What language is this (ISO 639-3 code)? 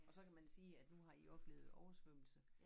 dan